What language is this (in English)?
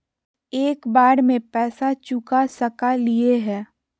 Magahi